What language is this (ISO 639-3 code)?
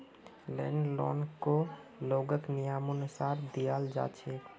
mag